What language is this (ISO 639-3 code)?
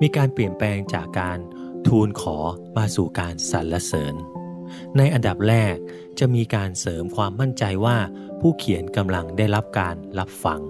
tha